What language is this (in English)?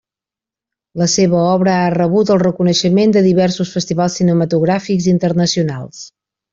Catalan